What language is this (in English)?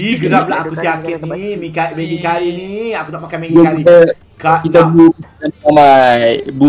Malay